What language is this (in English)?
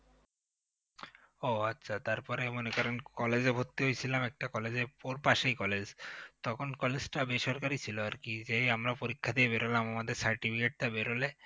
Bangla